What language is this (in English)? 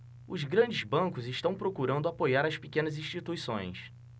Portuguese